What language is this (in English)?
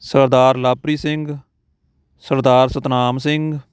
Punjabi